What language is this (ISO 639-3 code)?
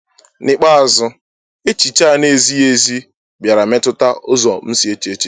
ibo